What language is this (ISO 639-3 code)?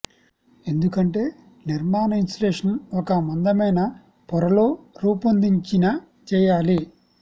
tel